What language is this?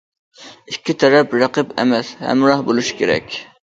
Uyghur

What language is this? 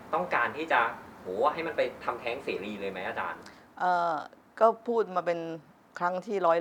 Thai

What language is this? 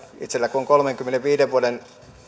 Finnish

